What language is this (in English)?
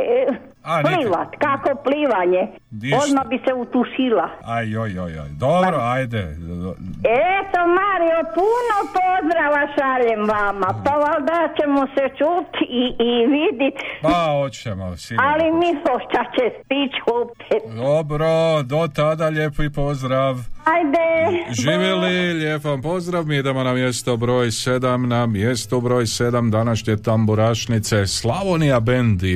Croatian